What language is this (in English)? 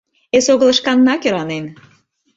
Mari